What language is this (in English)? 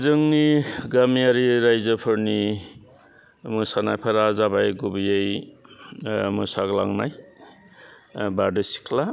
Bodo